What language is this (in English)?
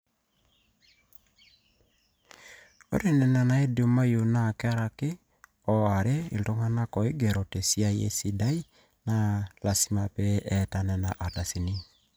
Masai